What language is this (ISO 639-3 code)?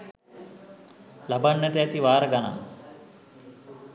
sin